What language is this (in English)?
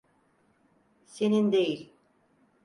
Turkish